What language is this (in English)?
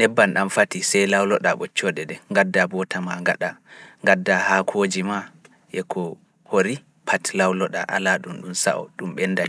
Fula